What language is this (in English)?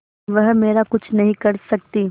Hindi